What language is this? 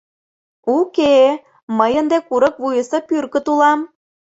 Mari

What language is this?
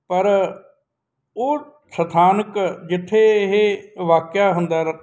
Punjabi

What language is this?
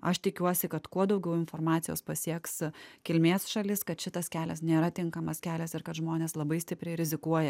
Lithuanian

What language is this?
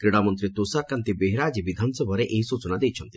Odia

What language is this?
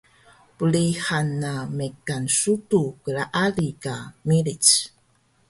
Taroko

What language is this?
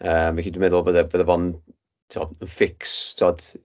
Welsh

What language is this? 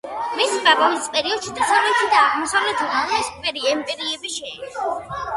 Georgian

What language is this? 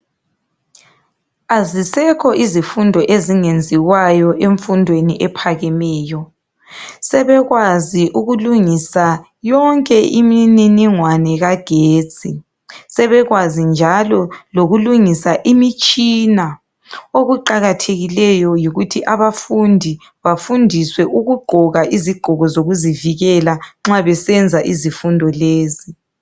North Ndebele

